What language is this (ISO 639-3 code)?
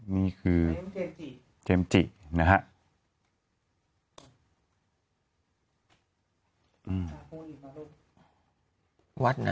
tha